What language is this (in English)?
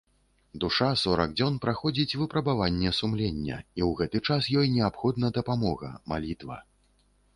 Belarusian